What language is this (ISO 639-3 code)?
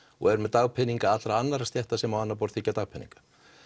isl